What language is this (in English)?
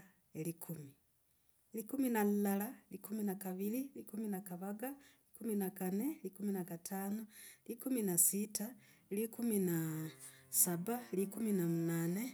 Logooli